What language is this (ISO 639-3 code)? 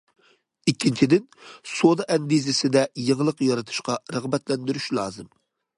uig